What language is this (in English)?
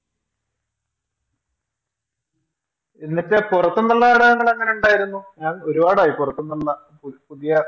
Malayalam